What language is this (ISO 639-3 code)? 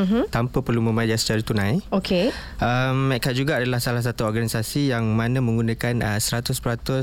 msa